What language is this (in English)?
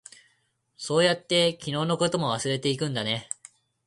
Japanese